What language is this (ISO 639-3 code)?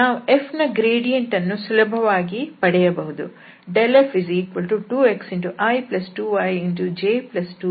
kan